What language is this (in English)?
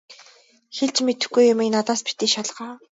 Mongolian